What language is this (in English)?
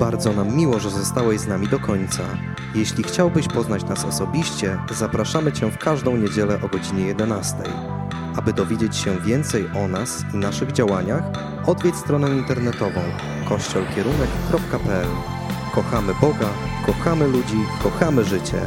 Polish